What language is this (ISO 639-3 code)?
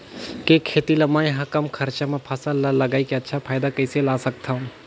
hne